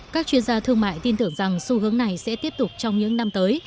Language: Vietnamese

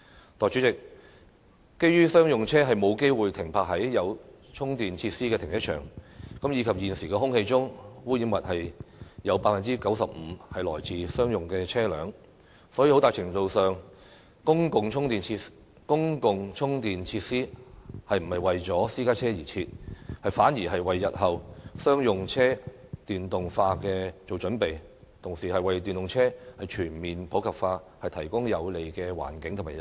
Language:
Cantonese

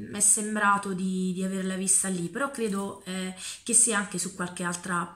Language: Italian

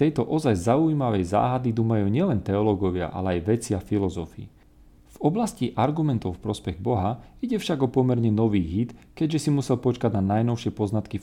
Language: Slovak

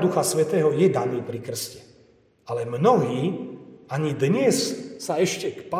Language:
Slovak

